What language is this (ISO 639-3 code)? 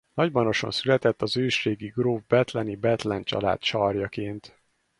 hun